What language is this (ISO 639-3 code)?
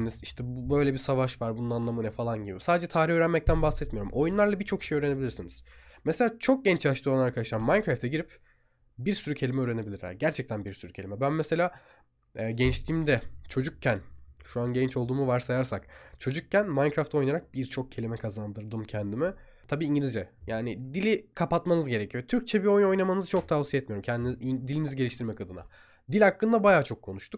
tur